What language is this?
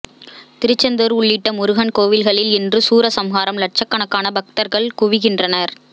Tamil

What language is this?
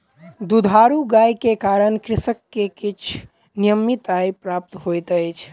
Maithili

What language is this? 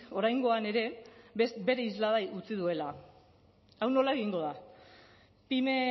Basque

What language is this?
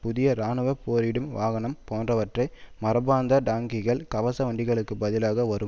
Tamil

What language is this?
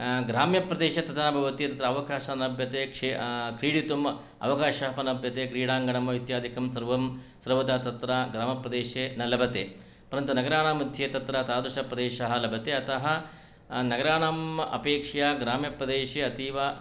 Sanskrit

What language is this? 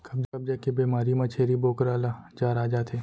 Chhattisgarhi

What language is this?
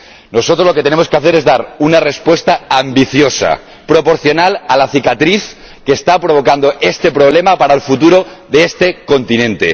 Spanish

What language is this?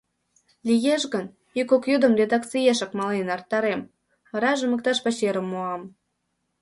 Mari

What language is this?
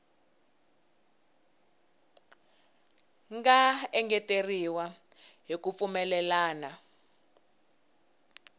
Tsonga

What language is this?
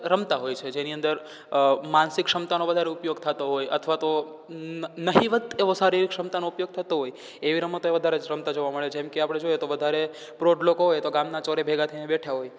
Gujarati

